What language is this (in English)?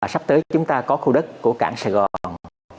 Vietnamese